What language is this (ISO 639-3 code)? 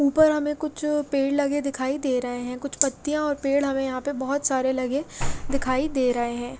hin